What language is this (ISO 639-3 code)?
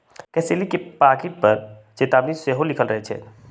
mag